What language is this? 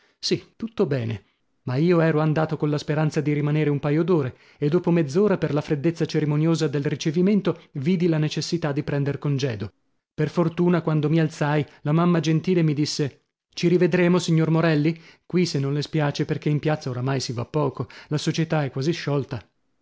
Italian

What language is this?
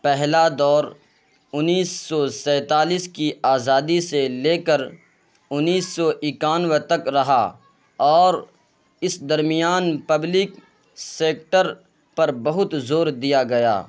Urdu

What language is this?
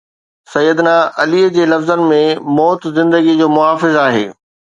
Sindhi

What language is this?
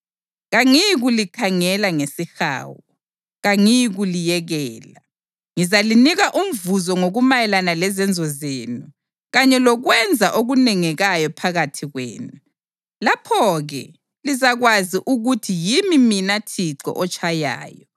North Ndebele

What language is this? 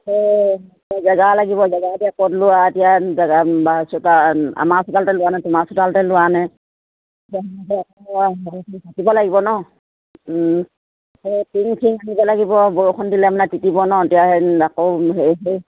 Assamese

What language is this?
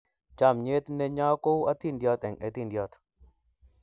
Kalenjin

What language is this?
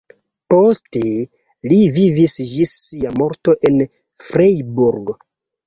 Esperanto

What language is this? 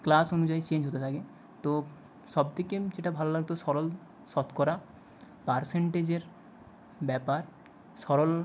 Bangla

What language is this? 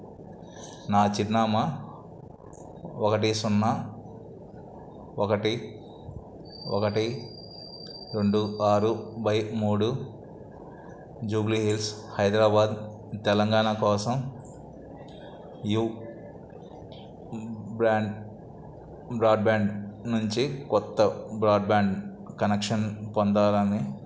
Telugu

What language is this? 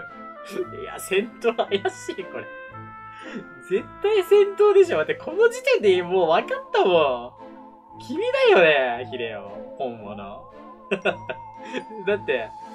Japanese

